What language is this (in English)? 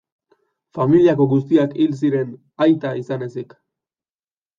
Basque